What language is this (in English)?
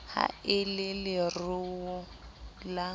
Southern Sotho